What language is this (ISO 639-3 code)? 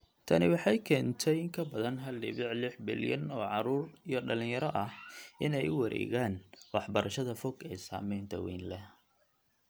som